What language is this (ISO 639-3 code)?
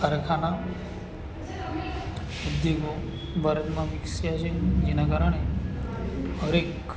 guj